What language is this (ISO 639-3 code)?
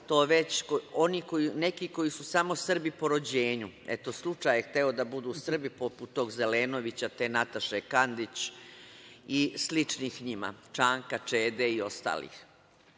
srp